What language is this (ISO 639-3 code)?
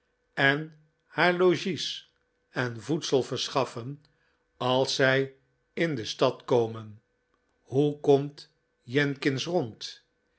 nld